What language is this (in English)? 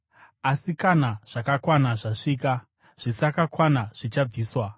Shona